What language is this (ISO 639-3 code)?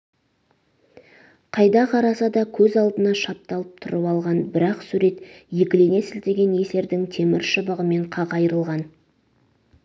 kaz